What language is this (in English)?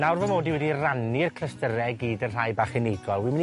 Welsh